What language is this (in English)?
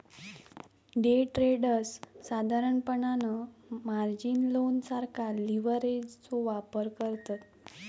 Marathi